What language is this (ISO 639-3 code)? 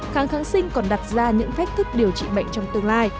vie